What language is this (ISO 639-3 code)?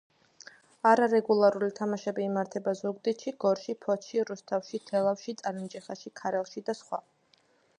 kat